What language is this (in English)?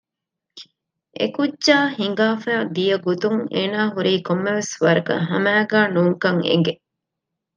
Divehi